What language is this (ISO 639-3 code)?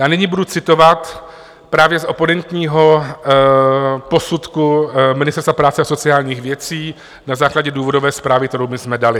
ces